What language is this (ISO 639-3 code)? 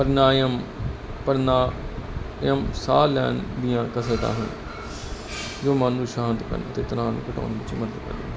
pan